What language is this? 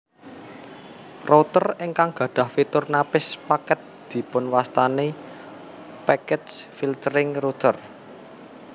Javanese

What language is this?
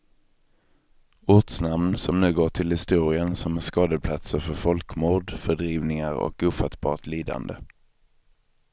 Swedish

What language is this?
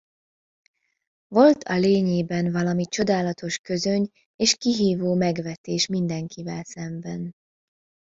Hungarian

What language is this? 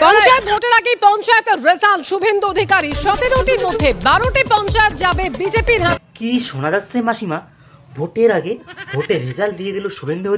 Romanian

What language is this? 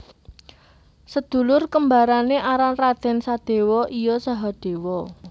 Javanese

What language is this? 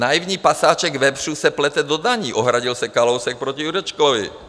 Czech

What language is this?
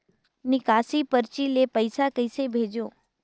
Chhattisgarhi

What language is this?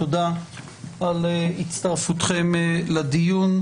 Hebrew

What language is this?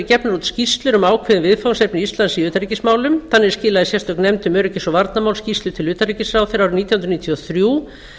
Icelandic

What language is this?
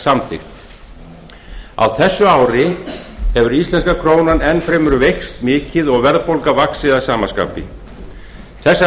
Icelandic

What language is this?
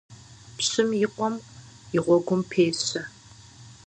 Kabardian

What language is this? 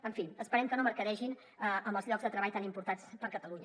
Catalan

